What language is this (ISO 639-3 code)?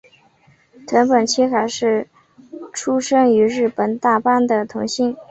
zho